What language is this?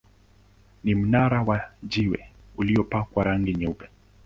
Swahili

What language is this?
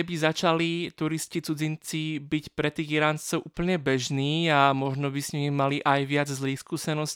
Slovak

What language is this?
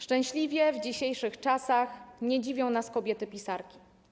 Polish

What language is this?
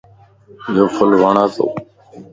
Lasi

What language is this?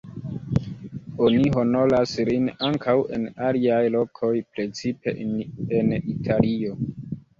Esperanto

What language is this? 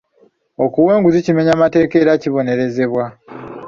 Ganda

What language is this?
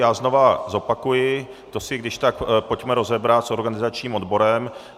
Czech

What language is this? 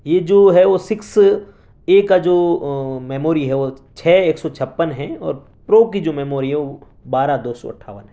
Urdu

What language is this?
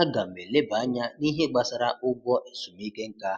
Igbo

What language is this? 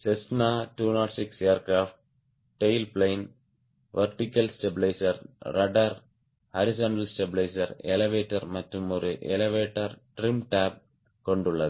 Tamil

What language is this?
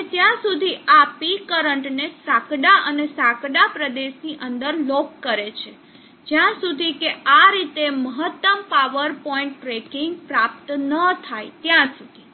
Gujarati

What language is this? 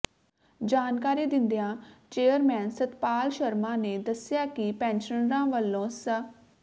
Punjabi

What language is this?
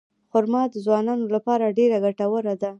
Pashto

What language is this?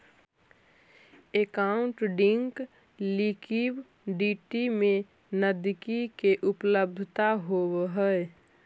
Magahi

